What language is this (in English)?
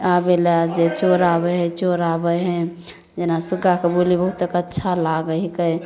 Maithili